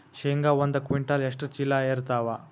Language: Kannada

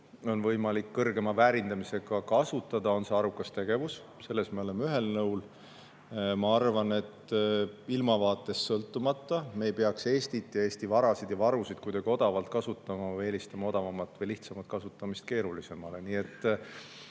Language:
Estonian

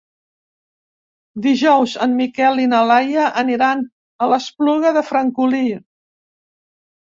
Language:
Catalan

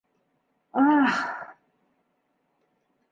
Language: Bashkir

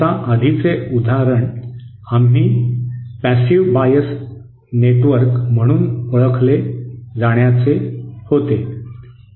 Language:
Marathi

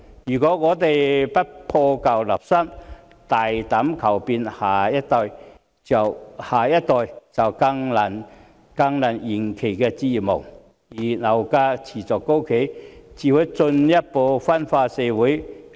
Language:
Cantonese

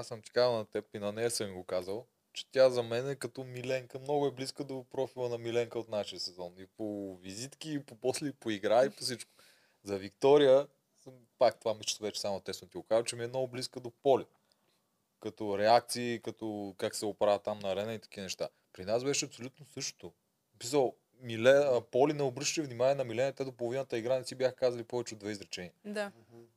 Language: Bulgarian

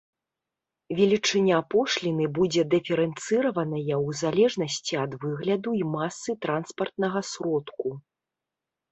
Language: Belarusian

